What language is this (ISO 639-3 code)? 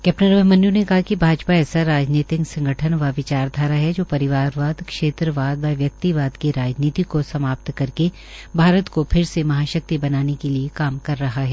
hin